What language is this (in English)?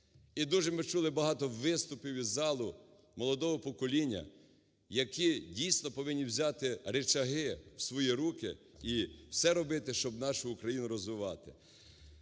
Ukrainian